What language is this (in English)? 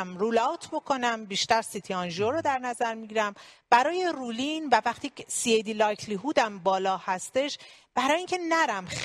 Persian